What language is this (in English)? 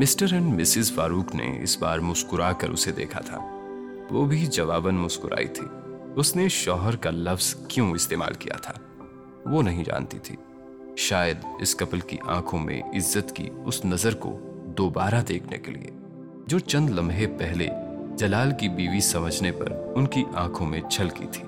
Urdu